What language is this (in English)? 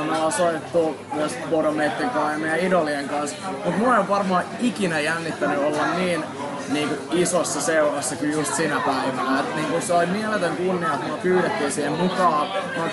Finnish